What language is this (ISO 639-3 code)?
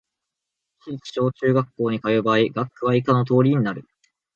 jpn